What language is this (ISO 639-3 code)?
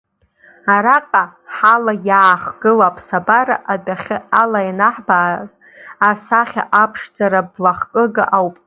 abk